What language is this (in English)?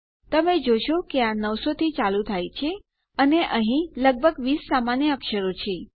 Gujarati